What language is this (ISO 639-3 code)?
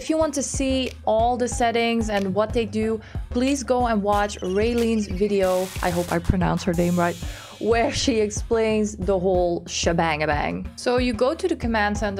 eng